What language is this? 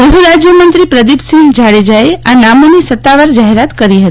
Gujarati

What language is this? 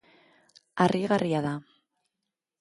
Basque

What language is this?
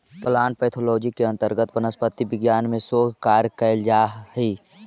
Magahi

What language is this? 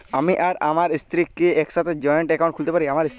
Bangla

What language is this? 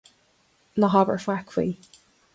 Irish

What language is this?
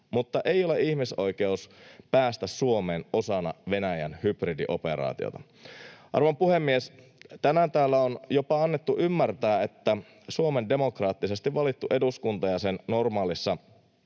Finnish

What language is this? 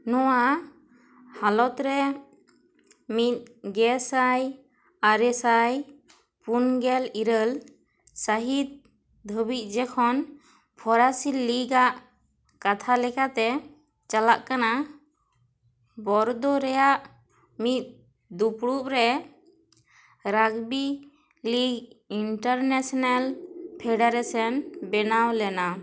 Santali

